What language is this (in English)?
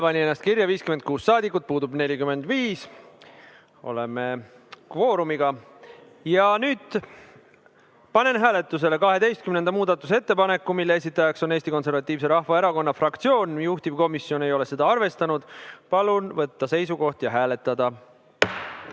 Estonian